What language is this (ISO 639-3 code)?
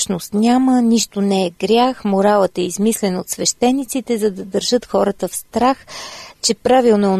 bul